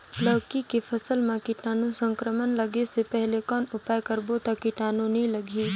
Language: Chhattisgarhi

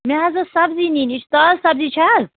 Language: Kashmiri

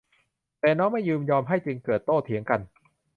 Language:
Thai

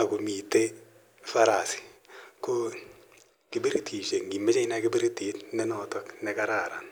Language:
Kalenjin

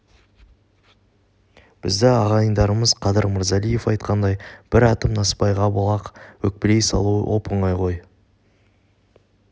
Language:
Kazakh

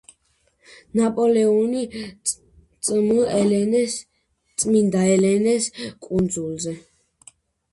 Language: Georgian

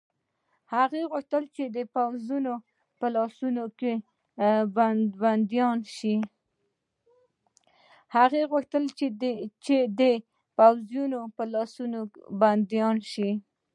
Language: Pashto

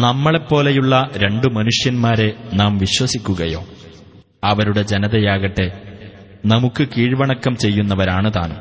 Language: Malayalam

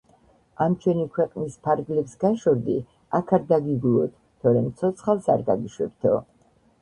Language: Georgian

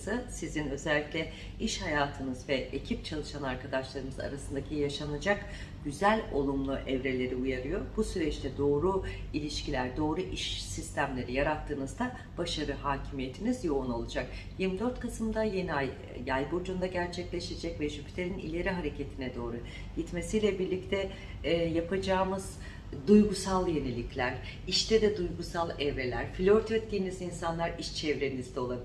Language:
Turkish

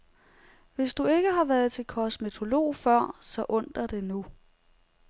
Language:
Danish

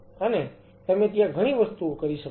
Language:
Gujarati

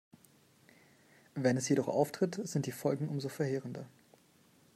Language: German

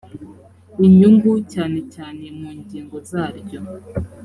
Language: Kinyarwanda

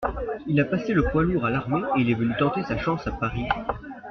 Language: French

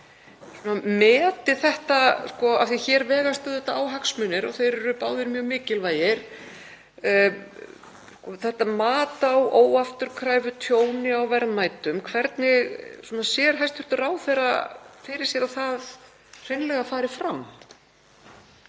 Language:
Icelandic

